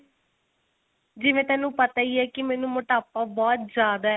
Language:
Punjabi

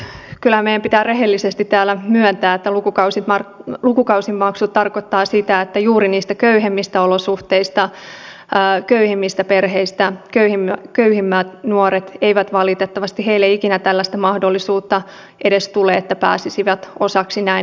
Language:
Finnish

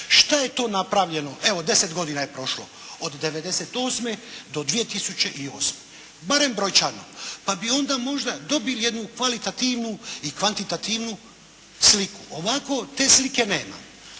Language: Croatian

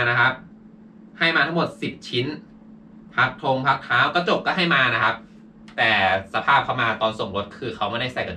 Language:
Thai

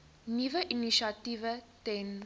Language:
Afrikaans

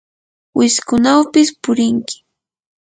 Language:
Yanahuanca Pasco Quechua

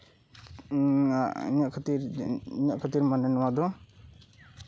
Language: Santali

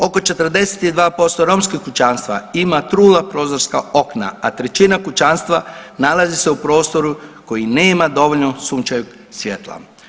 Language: Croatian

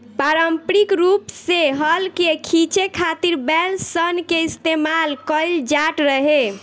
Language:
Bhojpuri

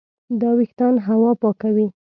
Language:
Pashto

